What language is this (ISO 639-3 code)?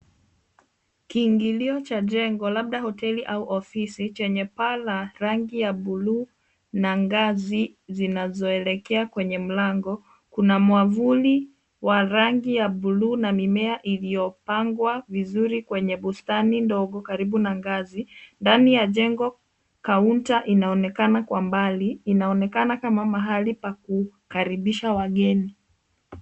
swa